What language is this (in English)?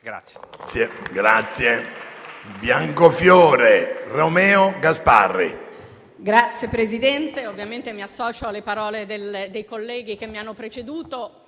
Italian